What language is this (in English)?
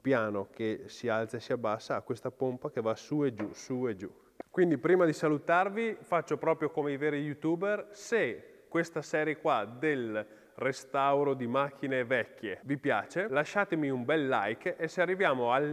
Italian